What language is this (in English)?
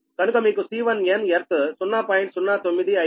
Telugu